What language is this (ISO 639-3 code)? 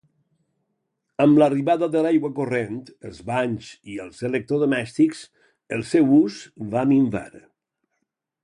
cat